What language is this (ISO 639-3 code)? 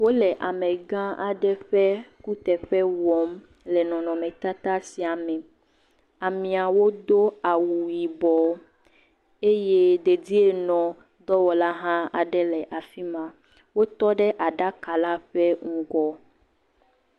ewe